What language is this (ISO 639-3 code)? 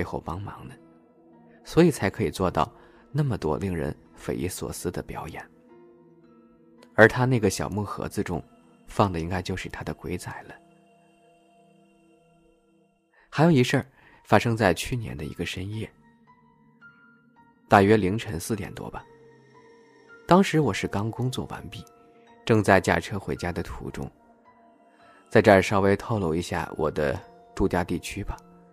zho